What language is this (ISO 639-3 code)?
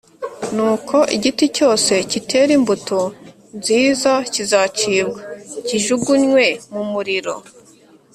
kin